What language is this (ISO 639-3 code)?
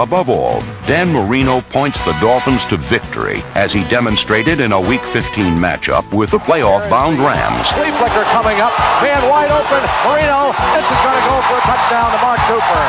eng